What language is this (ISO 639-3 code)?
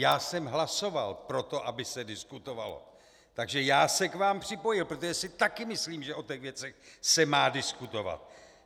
ces